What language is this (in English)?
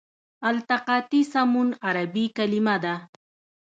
Pashto